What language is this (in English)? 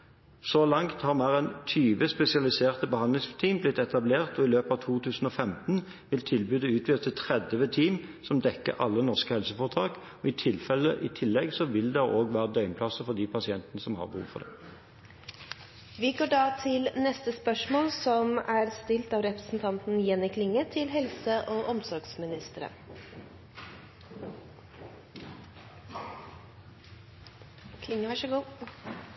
Norwegian